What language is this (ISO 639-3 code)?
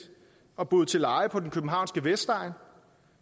dan